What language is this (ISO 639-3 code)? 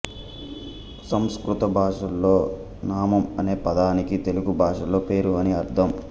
tel